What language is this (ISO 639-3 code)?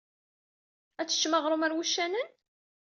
kab